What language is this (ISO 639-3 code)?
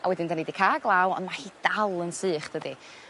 cym